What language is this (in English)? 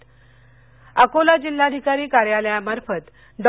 Marathi